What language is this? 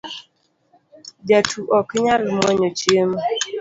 Luo (Kenya and Tanzania)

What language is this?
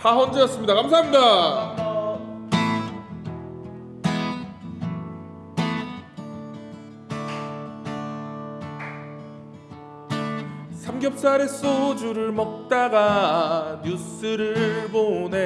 Korean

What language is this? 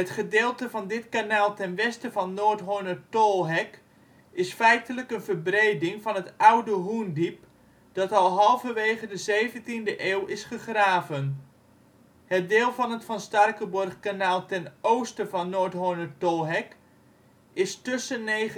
Dutch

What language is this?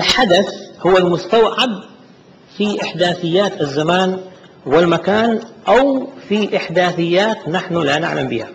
Arabic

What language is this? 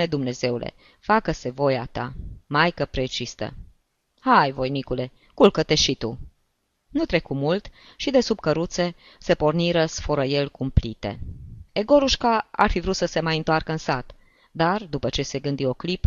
Romanian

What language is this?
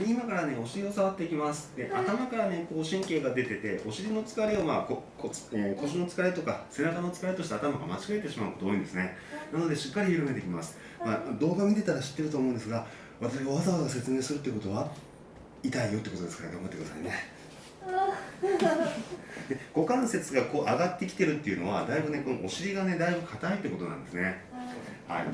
Japanese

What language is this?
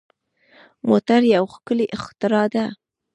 Pashto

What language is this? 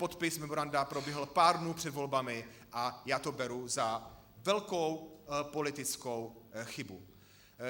Czech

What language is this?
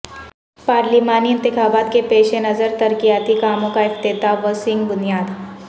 Urdu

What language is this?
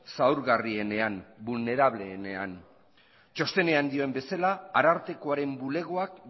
Basque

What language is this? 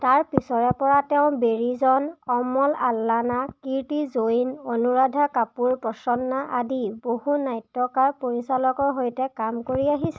Assamese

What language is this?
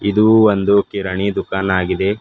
Kannada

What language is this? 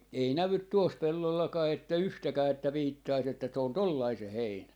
Finnish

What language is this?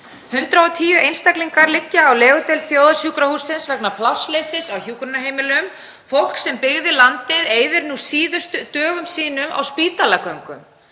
Icelandic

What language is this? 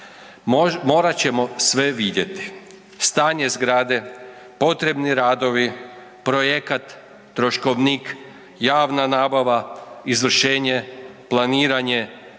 Croatian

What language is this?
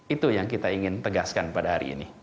Indonesian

